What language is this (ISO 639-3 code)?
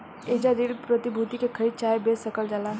bho